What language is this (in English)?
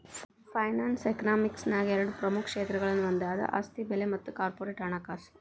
Kannada